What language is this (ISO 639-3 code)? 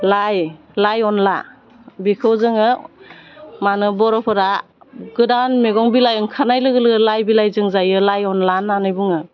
brx